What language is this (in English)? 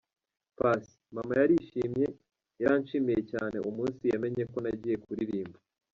Kinyarwanda